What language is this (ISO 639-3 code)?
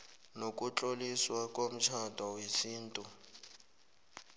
nbl